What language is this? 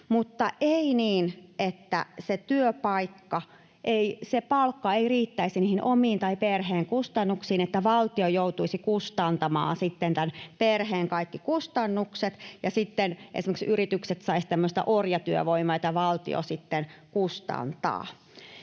Finnish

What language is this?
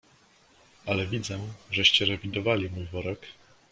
Polish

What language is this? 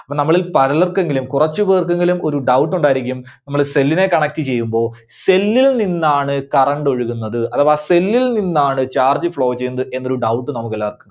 Malayalam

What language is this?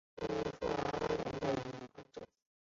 Chinese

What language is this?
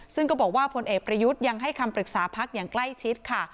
Thai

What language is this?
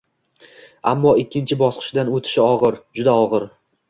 Uzbek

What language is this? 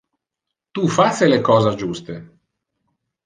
Interlingua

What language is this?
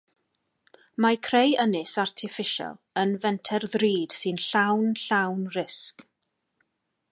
Welsh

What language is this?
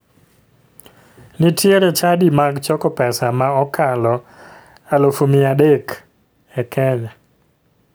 Luo (Kenya and Tanzania)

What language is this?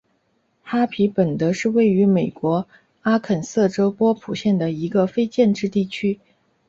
Chinese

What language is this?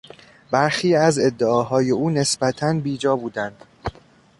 Persian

